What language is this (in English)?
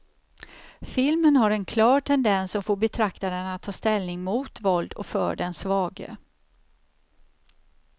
Swedish